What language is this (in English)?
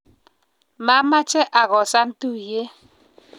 Kalenjin